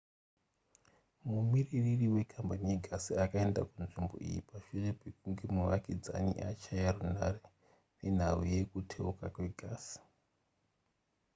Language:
Shona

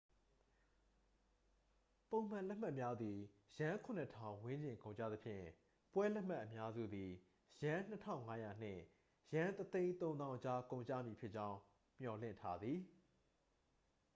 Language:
Burmese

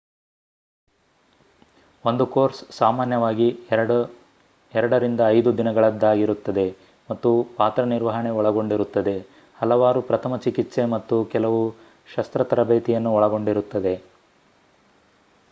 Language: Kannada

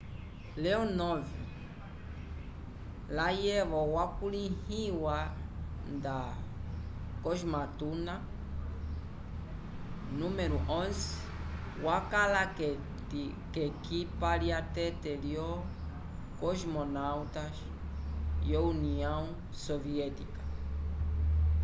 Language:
Umbundu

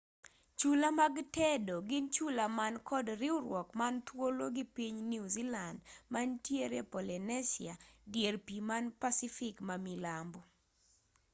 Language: Luo (Kenya and Tanzania)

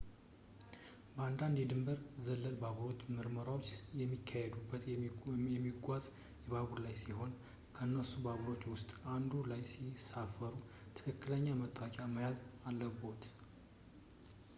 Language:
Amharic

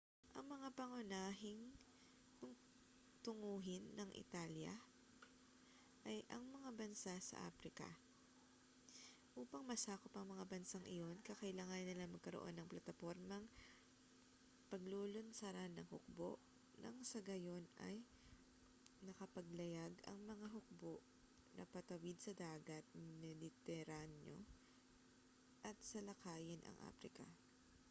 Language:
Filipino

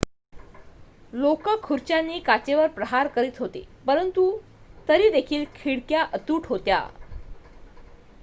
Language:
Marathi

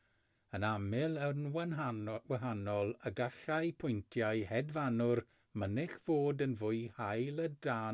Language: Welsh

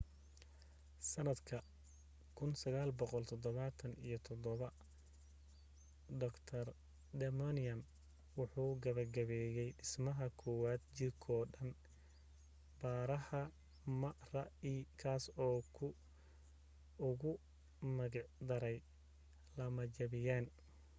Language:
Somali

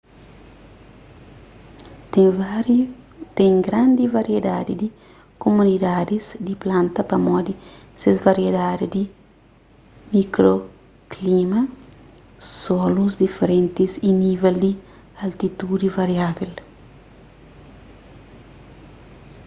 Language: Kabuverdianu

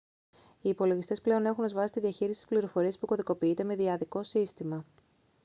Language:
Greek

